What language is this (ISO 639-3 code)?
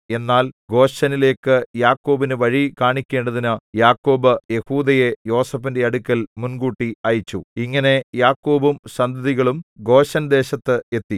mal